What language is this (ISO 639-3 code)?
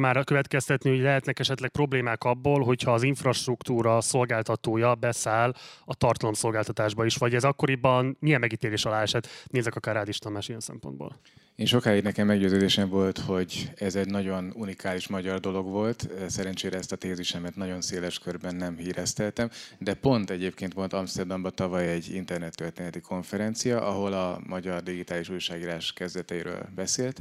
hun